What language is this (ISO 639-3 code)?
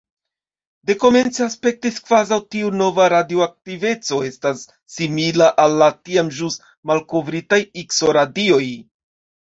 epo